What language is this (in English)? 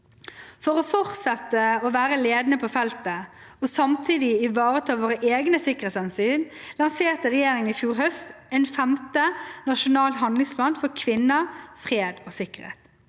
Norwegian